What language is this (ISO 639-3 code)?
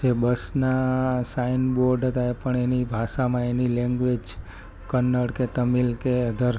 guj